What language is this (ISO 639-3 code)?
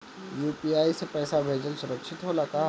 bho